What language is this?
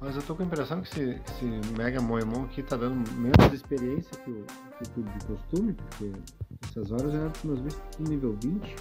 Portuguese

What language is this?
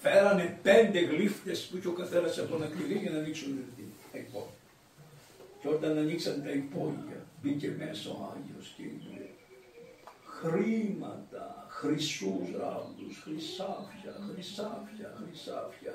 Greek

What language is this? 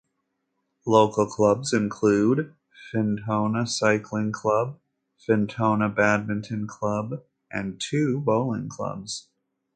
English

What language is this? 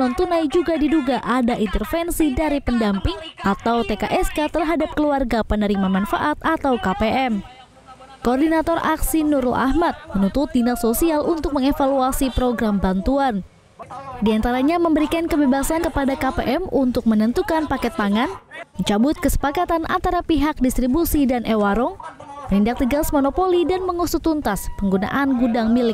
Indonesian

